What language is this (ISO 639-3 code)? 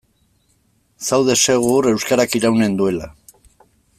eus